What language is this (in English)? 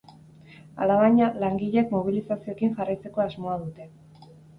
Basque